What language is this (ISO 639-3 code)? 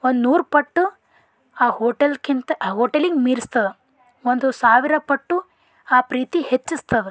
kan